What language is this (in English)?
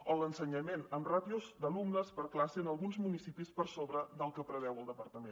Catalan